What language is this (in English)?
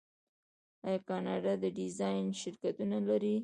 Pashto